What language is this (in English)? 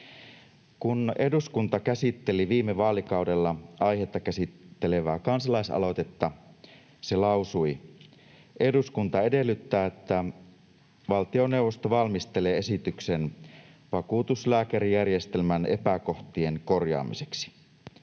Finnish